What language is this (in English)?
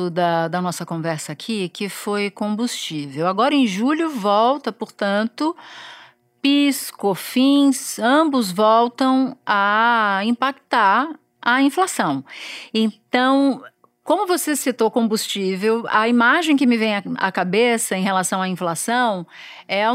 Portuguese